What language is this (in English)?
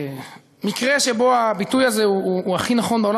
Hebrew